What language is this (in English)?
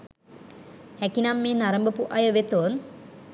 Sinhala